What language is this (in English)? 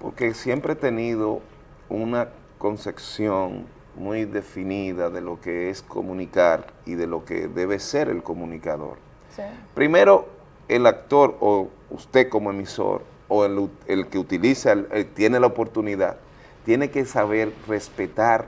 Spanish